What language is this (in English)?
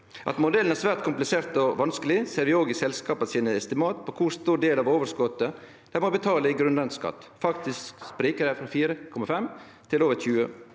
Norwegian